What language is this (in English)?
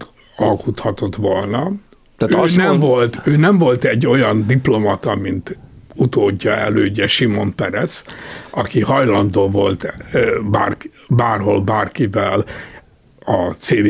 Hungarian